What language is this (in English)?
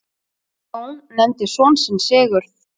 Icelandic